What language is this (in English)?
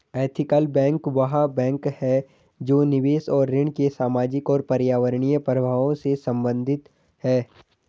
Hindi